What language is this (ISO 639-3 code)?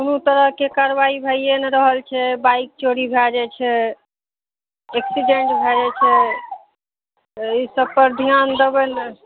mai